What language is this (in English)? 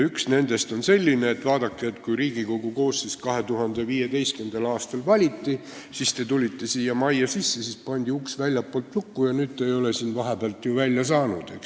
Estonian